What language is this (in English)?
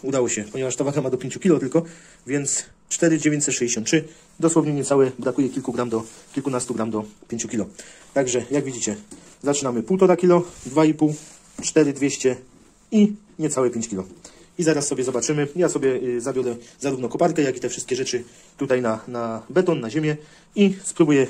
Polish